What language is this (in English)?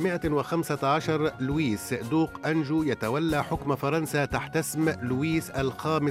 Arabic